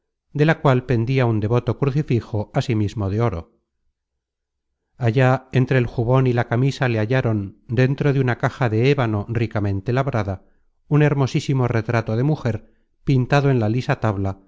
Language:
Spanish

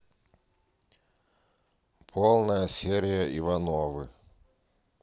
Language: Russian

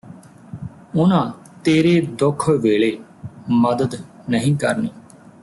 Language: Punjabi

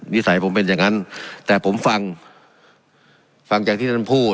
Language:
Thai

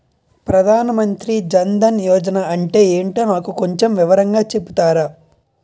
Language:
Telugu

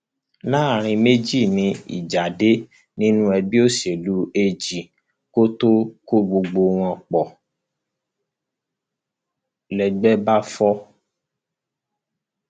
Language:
Yoruba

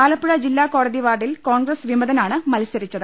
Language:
Malayalam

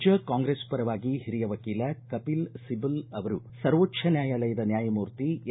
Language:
Kannada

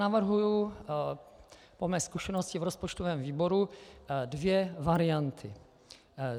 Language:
Czech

